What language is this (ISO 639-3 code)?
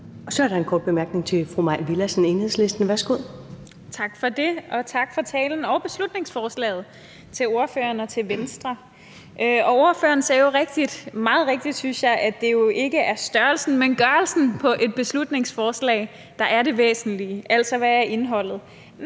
dan